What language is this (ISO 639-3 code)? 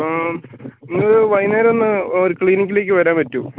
mal